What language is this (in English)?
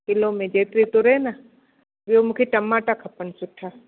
Sindhi